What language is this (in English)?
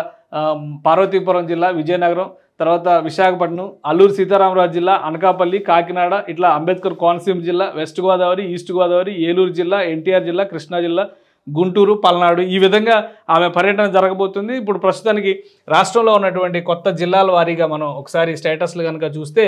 Telugu